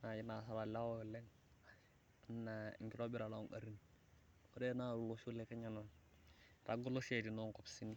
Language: Masai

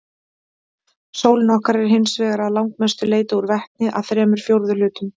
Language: Icelandic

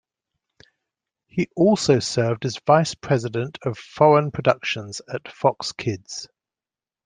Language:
English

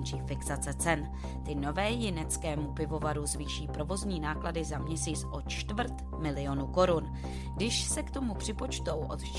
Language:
Czech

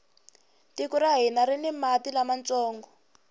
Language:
Tsonga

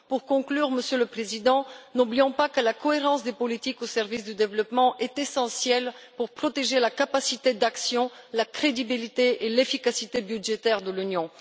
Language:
French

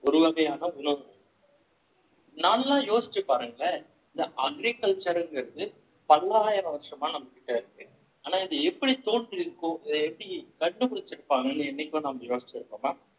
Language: Tamil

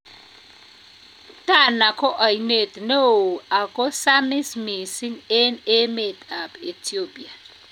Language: Kalenjin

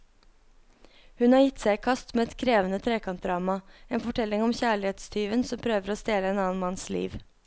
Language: Norwegian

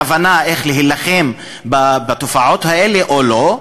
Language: Hebrew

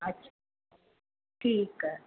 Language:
Sindhi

